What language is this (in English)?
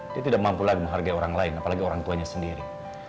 Indonesian